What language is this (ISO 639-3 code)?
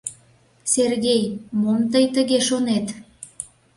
chm